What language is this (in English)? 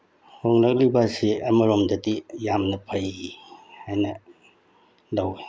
Manipuri